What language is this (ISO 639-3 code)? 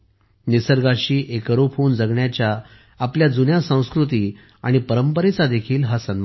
mar